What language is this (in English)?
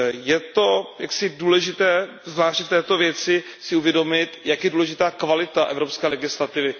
Czech